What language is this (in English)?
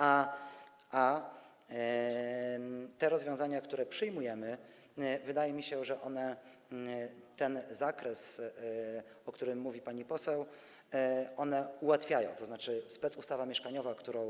Polish